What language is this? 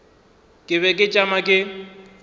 Northern Sotho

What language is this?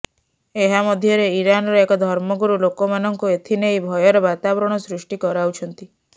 Odia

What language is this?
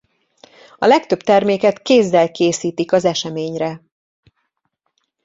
Hungarian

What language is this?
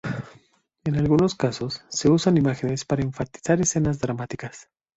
Spanish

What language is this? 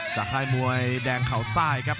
Thai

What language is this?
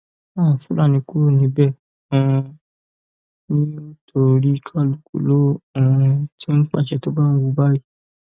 Yoruba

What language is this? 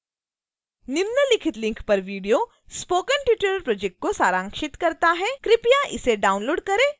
Hindi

